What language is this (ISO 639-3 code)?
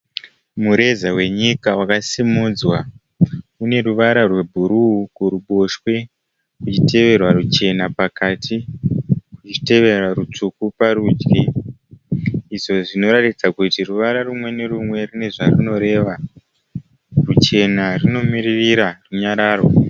sna